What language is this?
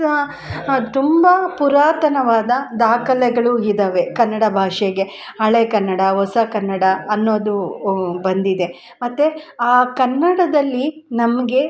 Kannada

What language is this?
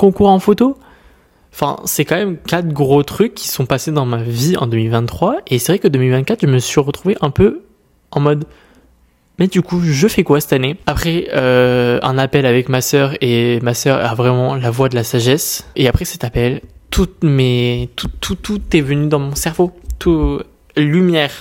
French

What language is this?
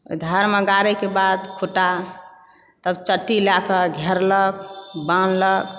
Maithili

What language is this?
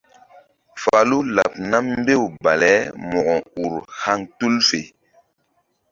Mbum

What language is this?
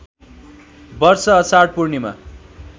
Nepali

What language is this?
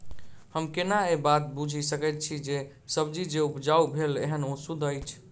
Maithili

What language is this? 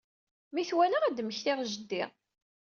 Kabyle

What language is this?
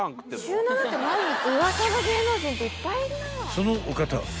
Japanese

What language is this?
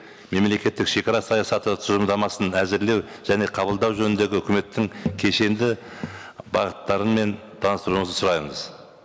Kazakh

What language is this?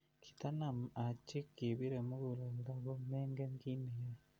Kalenjin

